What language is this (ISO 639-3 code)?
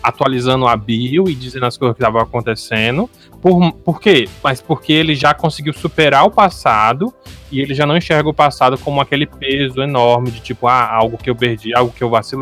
por